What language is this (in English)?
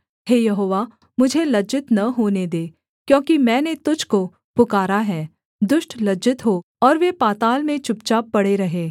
Hindi